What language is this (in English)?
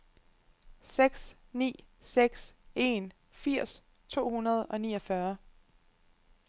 Danish